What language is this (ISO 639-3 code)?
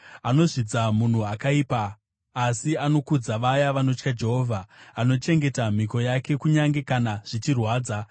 sna